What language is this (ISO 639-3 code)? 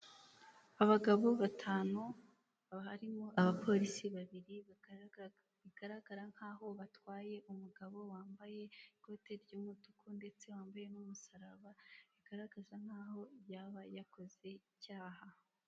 kin